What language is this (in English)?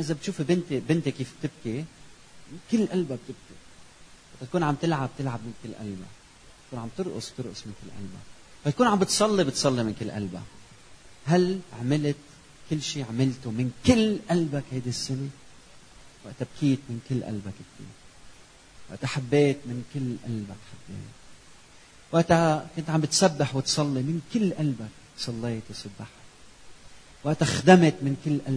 Arabic